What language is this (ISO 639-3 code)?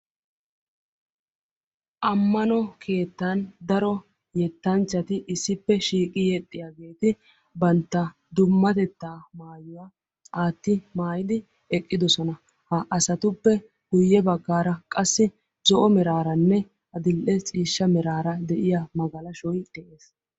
wal